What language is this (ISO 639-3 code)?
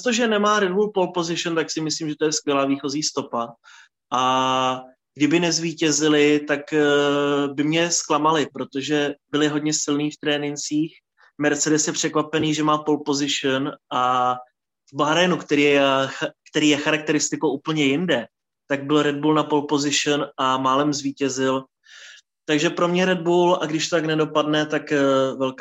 ces